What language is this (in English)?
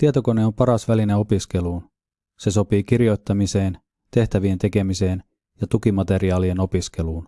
Finnish